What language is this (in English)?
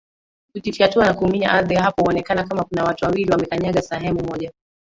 Swahili